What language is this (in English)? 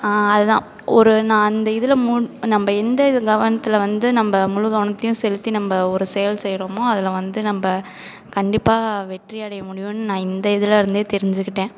Tamil